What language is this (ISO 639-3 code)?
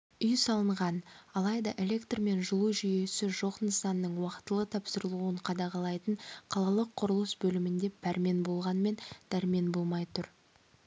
kaz